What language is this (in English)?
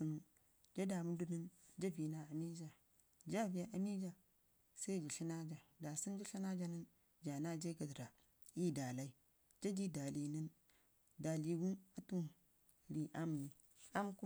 Ngizim